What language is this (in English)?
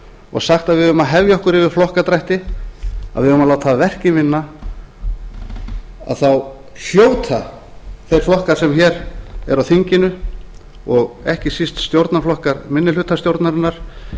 Icelandic